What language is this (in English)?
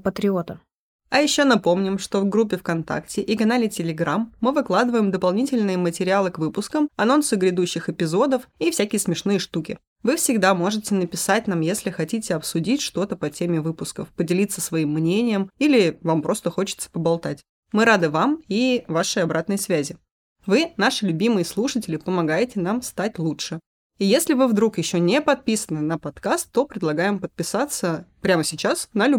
Russian